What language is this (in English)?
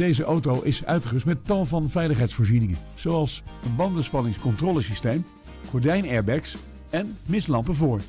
Dutch